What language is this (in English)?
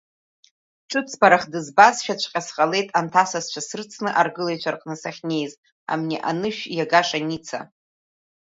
Abkhazian